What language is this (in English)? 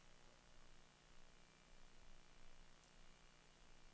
Danish